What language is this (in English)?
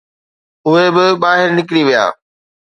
Sindhi